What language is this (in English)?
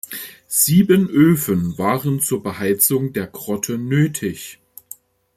German